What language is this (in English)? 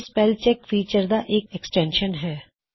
Punjabi